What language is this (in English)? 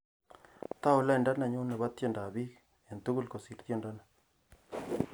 Kalenjin